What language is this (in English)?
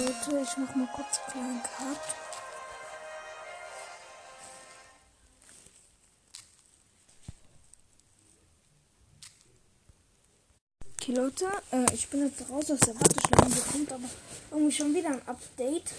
German